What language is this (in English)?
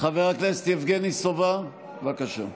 Hebrew